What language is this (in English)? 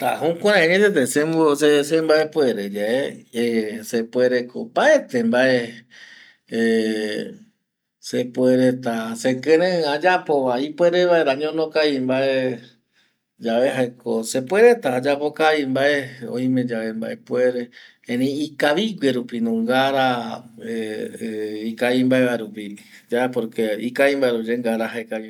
Eastern Bolivian Guaraní